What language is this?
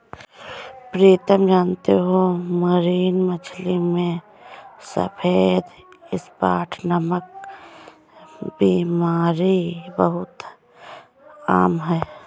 Hindi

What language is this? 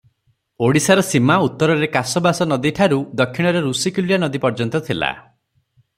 Odia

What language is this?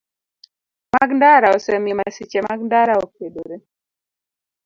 Luo (Kenya and Tanzania)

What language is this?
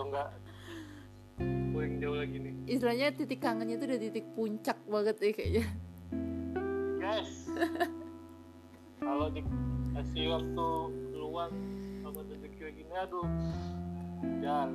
Indonesian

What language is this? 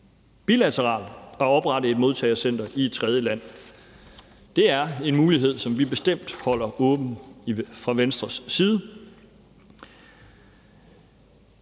Danish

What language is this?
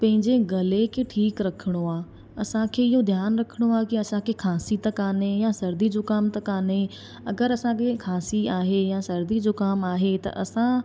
Sindhi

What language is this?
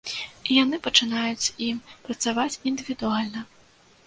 Belarusian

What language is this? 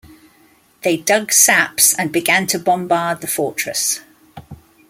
English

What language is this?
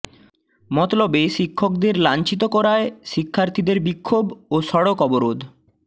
Bangla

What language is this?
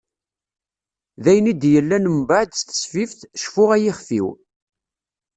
Kabyle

